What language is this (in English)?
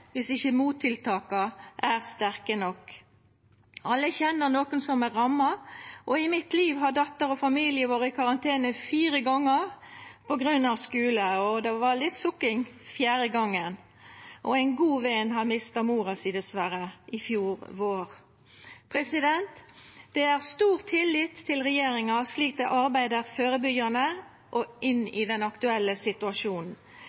Norwegian Nynorsk